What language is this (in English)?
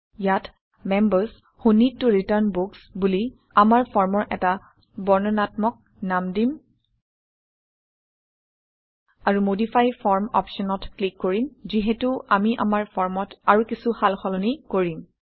Assamese